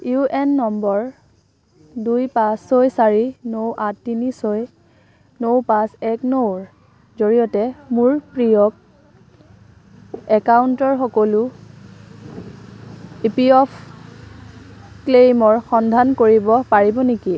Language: Assamese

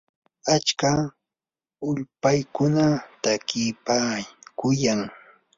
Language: Yanahuanca Pasco Quechua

